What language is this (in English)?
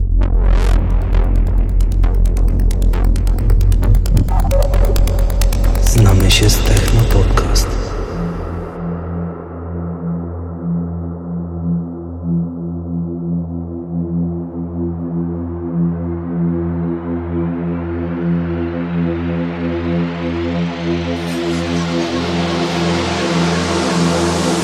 English